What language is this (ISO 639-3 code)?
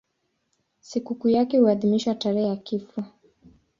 swa